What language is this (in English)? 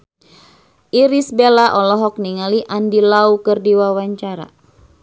Sundanese